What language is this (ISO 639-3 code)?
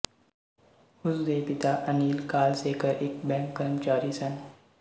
pan